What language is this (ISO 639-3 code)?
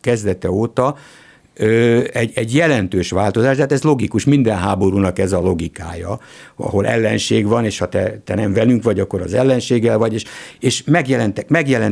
hun